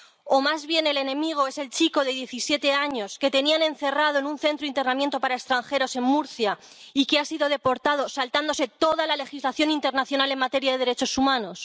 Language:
Spanish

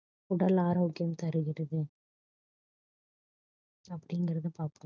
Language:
Tamil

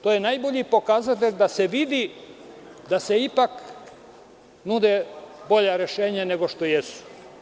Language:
Serbian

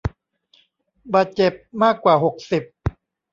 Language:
Thai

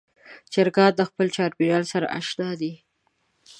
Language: Pashto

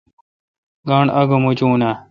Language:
Kalkoti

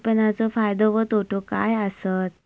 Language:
Marathi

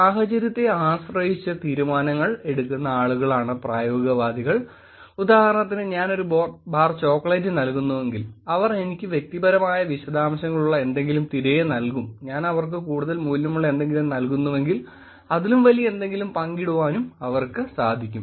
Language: Malayalam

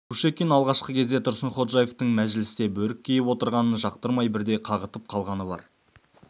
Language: Kazakh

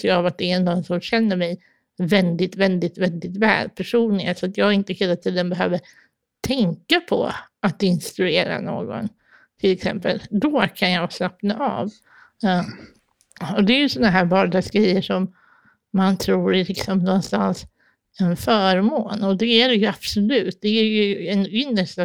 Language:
Swedish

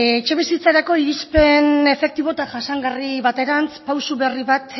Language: Basque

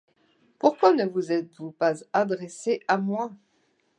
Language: French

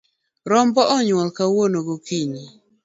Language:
Luo (Kenya and Tanzania)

